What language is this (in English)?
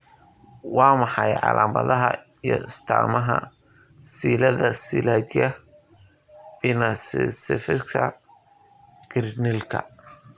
Somali